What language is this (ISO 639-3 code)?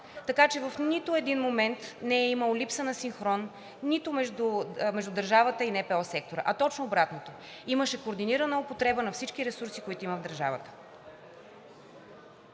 bul